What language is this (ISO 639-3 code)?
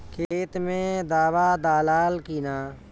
bho